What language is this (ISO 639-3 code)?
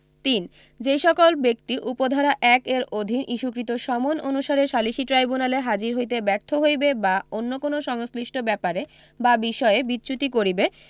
ben